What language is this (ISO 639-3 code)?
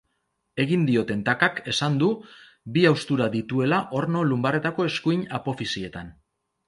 eus